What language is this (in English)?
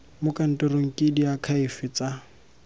Tswana